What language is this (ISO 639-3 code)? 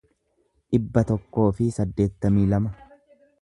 orm